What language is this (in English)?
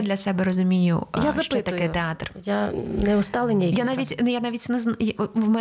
Ukrainian